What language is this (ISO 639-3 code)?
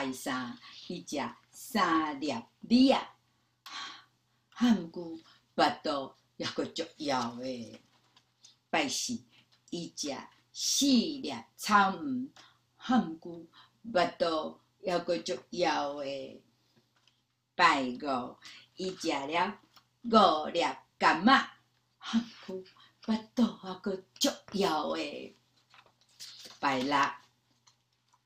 zho